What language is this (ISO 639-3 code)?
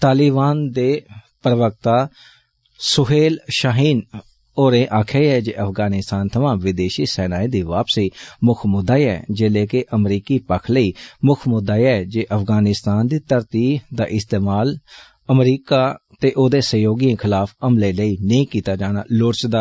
doi